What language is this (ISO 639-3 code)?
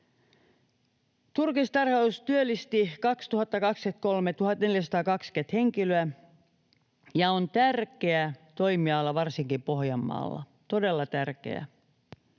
fin